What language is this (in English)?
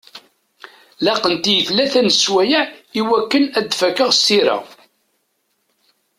Kabyle